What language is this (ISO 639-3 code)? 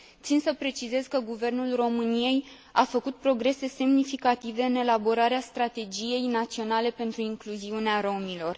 ron